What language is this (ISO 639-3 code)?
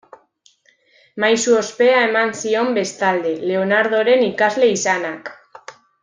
eus